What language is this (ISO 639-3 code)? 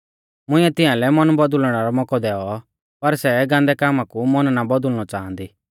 bfz